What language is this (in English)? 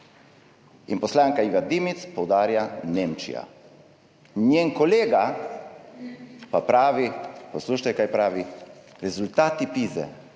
Slovenian